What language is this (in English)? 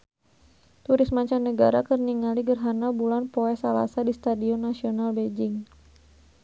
Sundanese